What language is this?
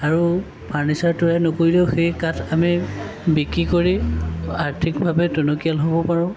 Assamese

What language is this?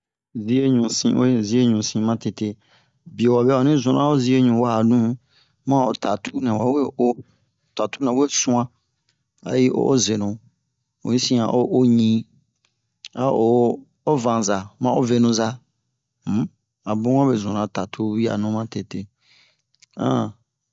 Bomu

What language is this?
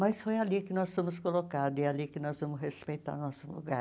Portuguese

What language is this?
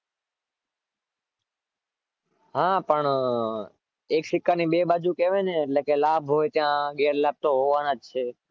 Gujarati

